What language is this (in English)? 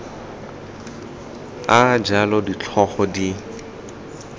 Tswana